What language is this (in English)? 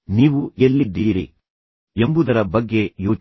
Kannada